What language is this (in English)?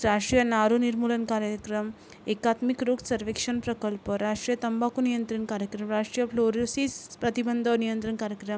Marathi